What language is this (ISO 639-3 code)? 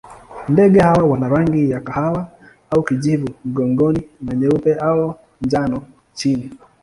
swa